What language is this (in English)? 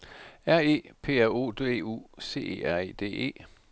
Danish